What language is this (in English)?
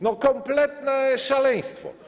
Polish